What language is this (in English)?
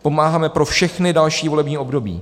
Czech